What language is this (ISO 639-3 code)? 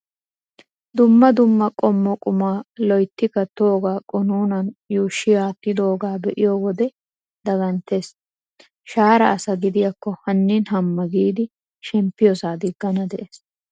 wal